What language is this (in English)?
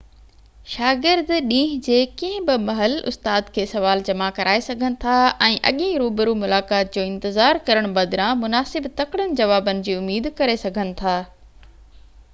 Sindhi